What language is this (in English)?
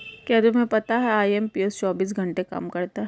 Hindi